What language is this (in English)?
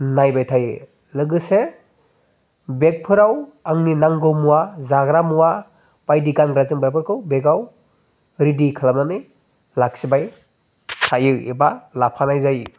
Bodo